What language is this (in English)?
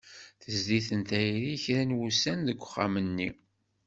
Kabyle